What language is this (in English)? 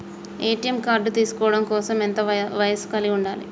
Telugu